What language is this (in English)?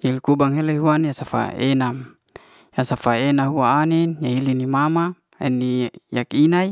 Liana-Seti